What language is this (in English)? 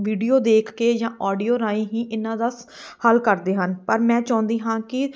Punjabi